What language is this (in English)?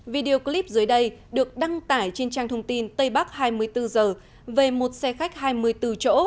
Vietnamese